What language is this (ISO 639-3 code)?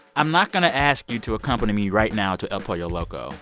eng